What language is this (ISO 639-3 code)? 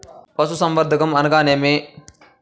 tel